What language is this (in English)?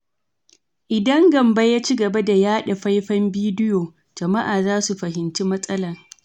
Hausa